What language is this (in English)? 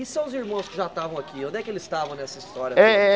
Portuguese